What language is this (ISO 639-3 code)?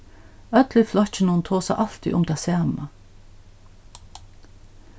fao